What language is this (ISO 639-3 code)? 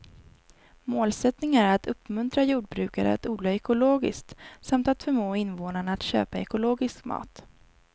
swe